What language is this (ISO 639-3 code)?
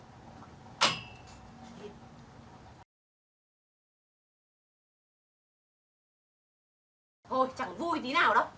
vie